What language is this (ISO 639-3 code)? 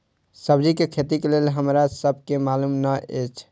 mai